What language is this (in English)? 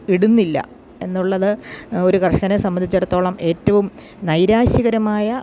Malayalam